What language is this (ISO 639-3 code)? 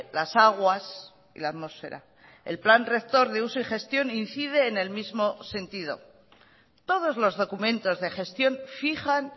spa